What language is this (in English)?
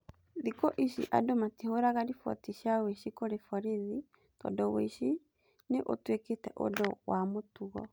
Kikuyu